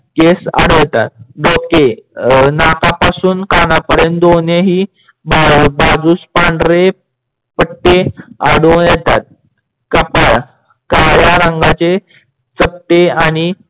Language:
Marathi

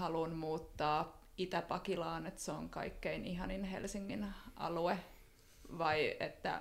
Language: Finnish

